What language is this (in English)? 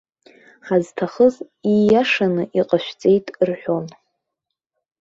Abkhazian